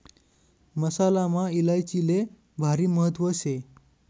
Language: Marathi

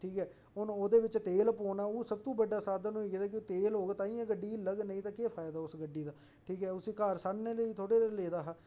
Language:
Dogri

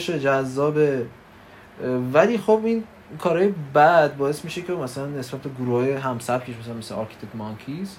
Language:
Persian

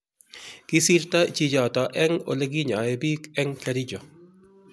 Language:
Kalenjin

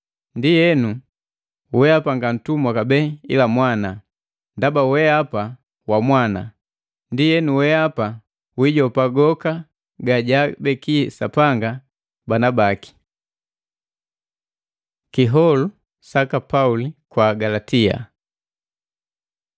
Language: Matengo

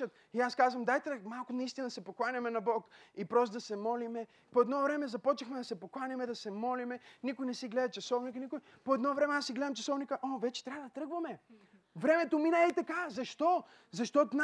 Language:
Bulgarian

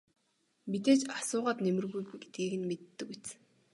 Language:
Mongolian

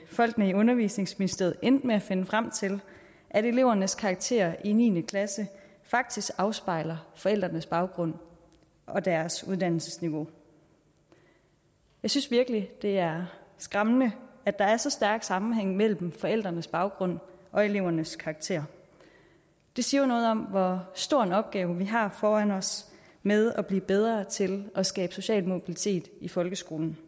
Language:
Danish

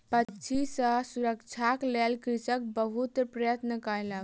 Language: Maithili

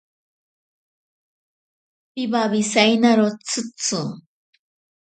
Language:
Ashéninka Perené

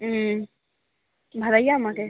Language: Maithili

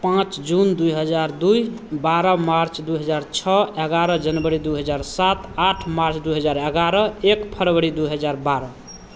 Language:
Maithili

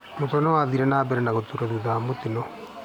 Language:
Kikuyu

